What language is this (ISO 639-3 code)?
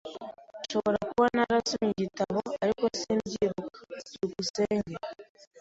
kin